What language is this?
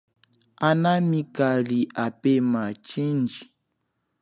Chokwe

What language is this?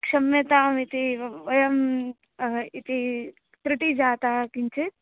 Sanskrit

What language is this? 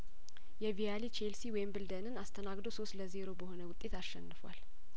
Amharic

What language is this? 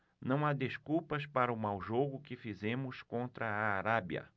Portuguese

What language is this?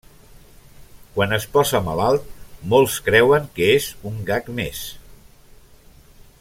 Catalan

